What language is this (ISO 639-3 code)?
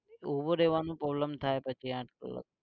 guj